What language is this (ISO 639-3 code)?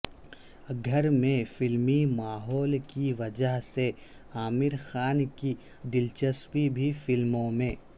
urd